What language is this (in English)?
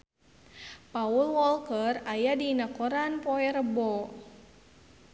Sundanese